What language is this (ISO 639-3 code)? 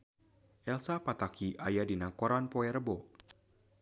sun